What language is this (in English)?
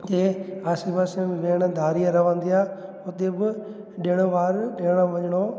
Sindhi